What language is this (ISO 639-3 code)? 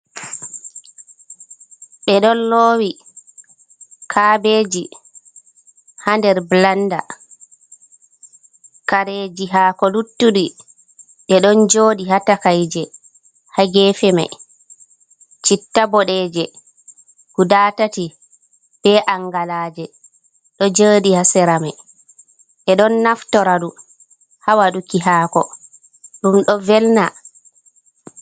ful